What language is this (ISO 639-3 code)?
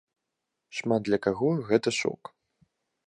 bel